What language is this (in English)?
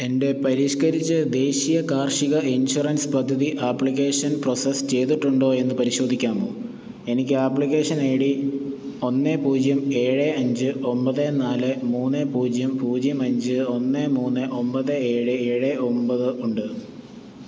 Malayalam